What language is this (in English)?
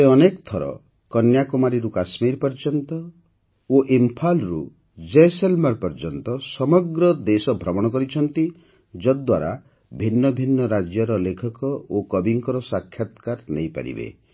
Odia